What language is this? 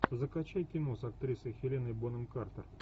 Russian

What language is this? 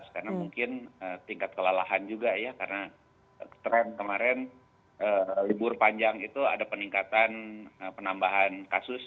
Indonesian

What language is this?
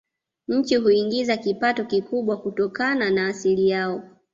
Swahili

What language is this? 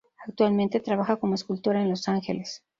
Spanish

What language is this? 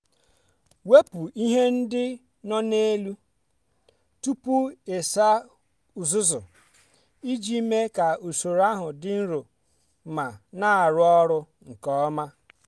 Igbo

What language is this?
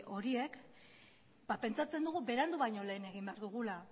Basque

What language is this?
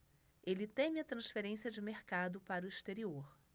Portuguese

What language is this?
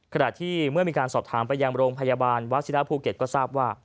Thai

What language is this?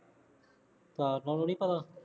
Punjabi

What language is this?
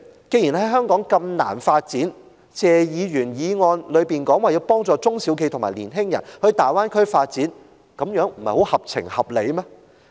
Cantonese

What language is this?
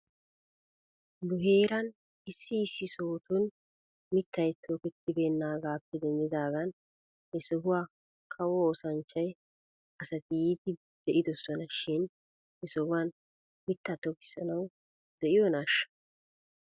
Wolaytta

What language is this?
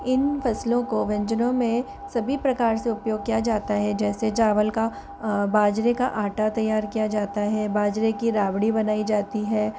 Hindi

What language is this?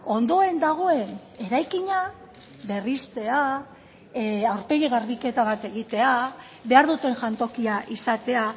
Basque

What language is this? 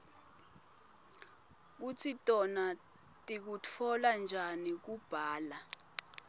Swati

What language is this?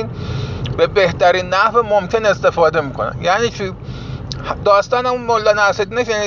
Persian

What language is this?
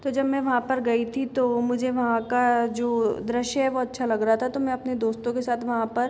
Hindi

